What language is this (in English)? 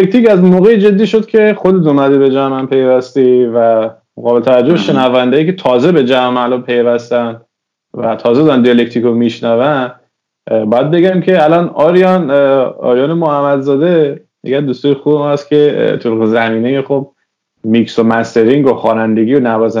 Persian